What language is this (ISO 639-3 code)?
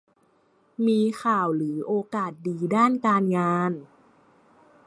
tha